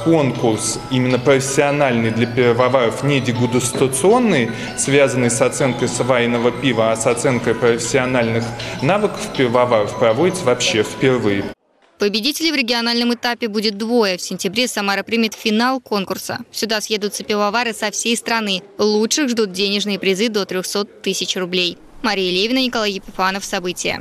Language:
Russian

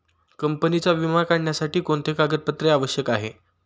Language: Marathi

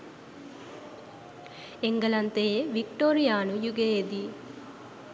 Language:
Sinhala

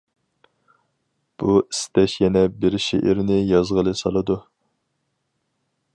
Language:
Uyghur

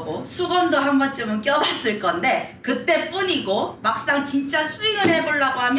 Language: Korean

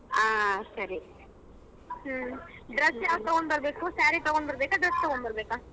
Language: Kannada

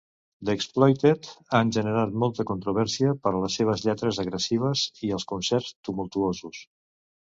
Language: Catalan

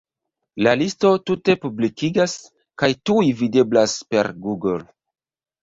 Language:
Esperanto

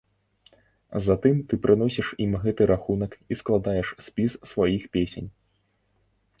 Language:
Belarusian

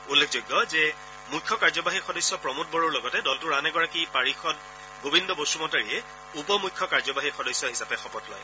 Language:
Assamese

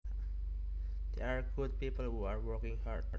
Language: Javanese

